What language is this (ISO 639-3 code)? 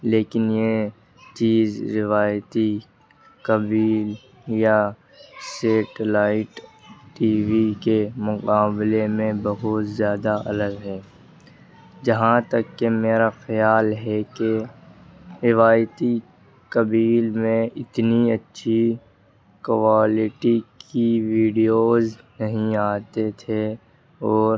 urd